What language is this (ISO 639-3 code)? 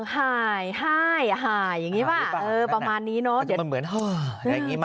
tha